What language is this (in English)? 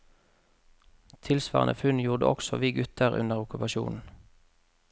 Norwegian